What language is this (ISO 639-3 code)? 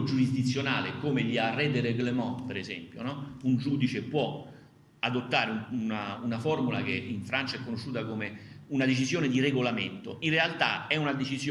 ita